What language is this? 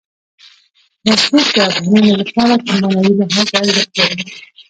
Pashto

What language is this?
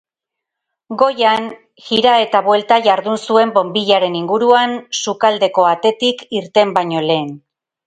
Basque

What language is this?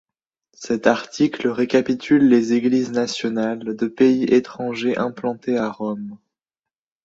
French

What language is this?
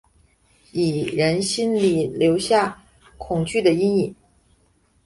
Chinese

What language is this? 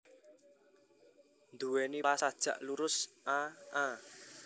Javanese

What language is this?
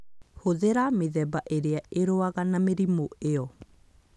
Kikuyu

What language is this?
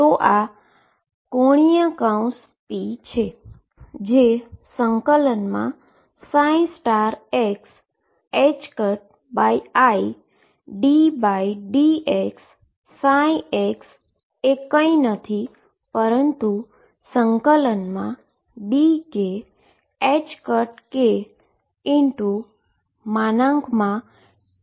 Gujarati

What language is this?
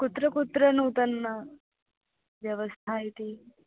Sanskrit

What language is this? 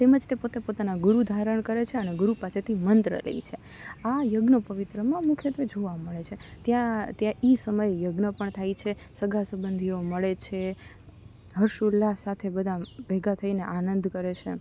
Gujarati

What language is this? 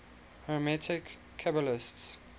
English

